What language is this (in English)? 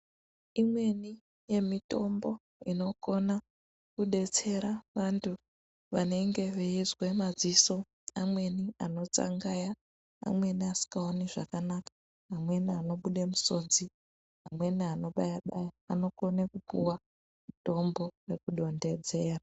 Ndau